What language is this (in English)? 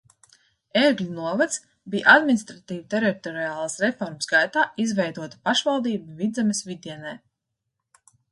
Latvian